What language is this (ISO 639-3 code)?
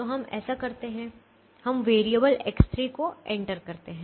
hin